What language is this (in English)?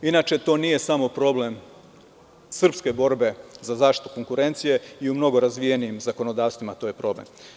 Serbian